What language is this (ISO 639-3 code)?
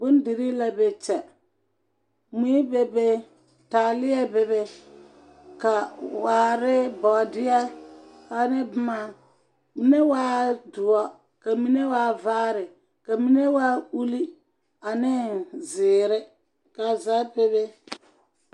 dga